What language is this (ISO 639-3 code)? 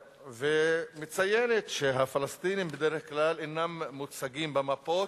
heb